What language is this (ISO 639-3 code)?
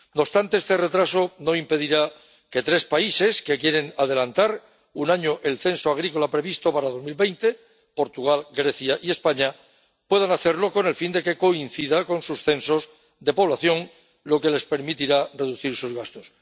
spa